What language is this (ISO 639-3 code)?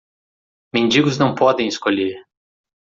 por